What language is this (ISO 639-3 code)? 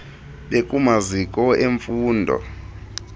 xho